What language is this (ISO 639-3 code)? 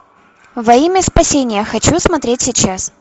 rus